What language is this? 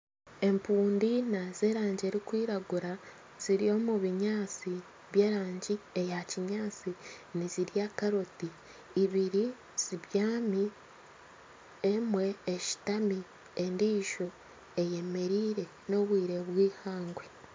Nyankole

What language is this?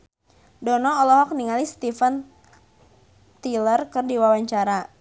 Sundanese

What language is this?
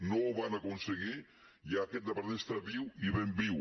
Catalan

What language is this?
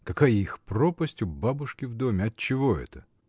Russian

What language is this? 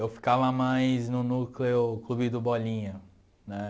Portuguese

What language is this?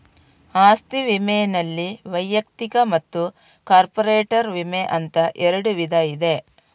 Kannada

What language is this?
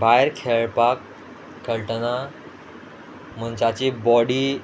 Konkani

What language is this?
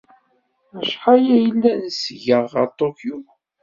Kabyle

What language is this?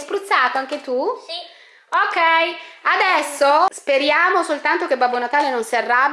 Italian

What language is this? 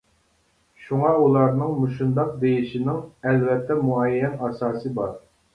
Uyghur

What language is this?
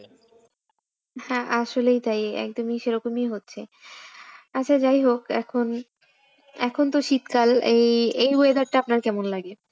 Bangla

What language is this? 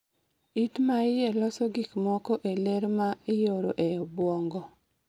Luo (Kenya and Tanzania)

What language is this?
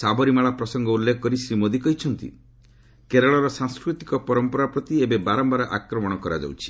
Odia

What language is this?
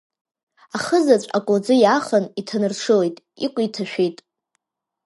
Abkhazian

